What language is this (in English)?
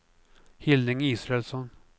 Swedish